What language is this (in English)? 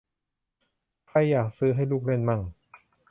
Thai